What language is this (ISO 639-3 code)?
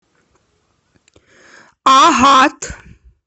rus